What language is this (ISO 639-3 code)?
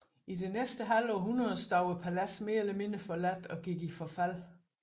dan